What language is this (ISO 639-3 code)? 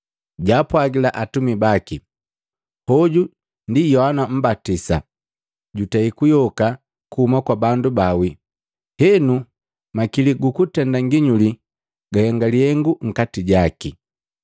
mgv